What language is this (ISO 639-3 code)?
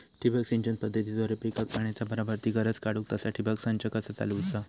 mar